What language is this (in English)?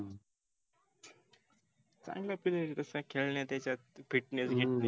Marathi